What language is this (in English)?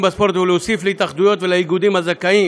Hebrew